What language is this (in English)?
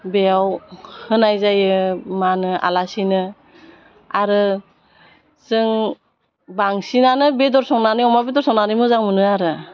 Bodo